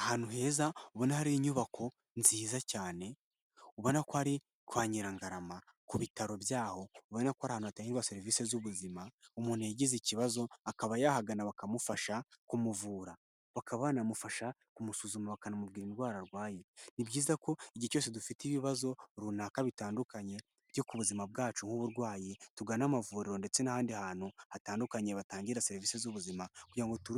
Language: Kinyarwanda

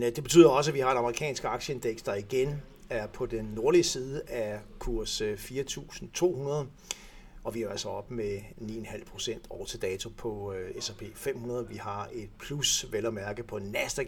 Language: Danish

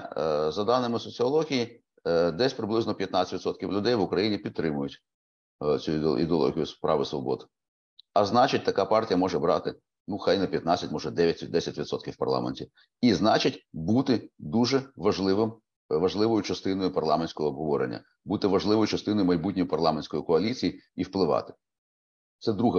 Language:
Ukrainian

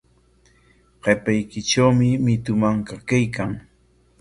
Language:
Corongo Ancash Quechua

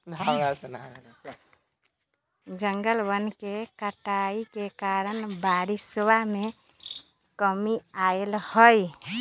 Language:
Magahi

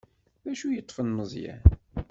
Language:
Kabyle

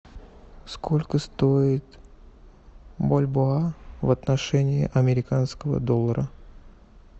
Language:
Russian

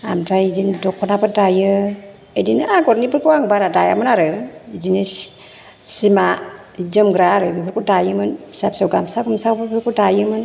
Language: Bodo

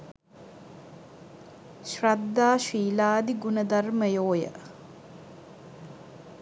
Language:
Sinhala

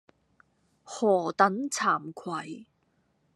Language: Cantonese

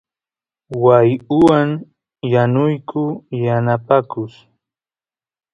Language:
Santiago del Estero Quichua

